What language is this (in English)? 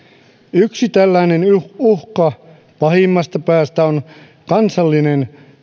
Finnish